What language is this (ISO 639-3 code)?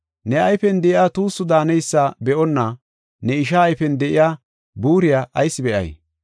gof